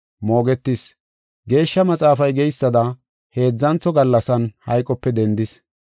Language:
Gofa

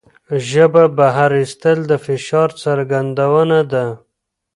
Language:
Pashto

